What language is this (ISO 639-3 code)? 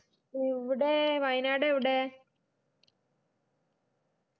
mal